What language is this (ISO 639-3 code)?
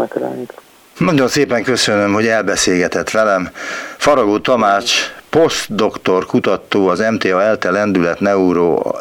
hun